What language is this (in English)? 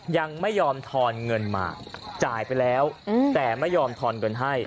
Thai